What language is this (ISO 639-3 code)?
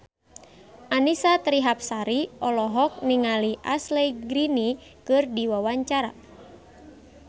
sun